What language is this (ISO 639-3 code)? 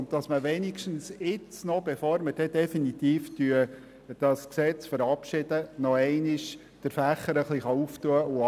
gsw